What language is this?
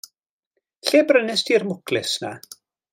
Welsh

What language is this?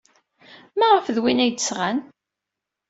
Kabyle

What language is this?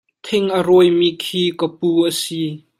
Hakha Chin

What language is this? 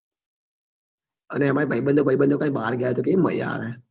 Gujarati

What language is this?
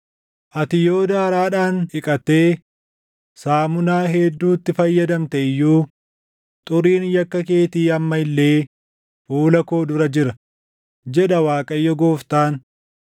Oromo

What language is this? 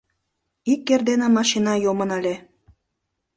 Mari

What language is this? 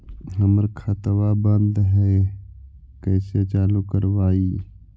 Magahi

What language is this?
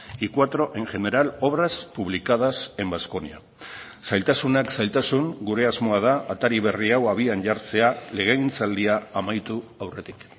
Basque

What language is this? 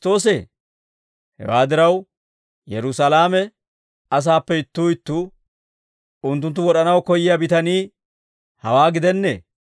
Dawro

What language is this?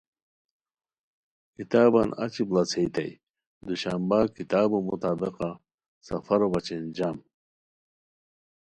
Khowar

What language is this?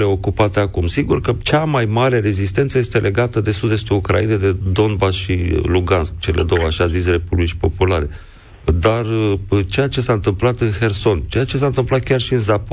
Romanian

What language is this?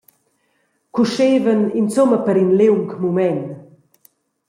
Romansh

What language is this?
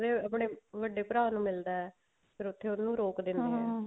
Punjabi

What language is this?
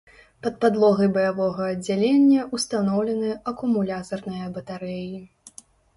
Belarusian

